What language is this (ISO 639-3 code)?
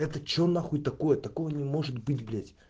rus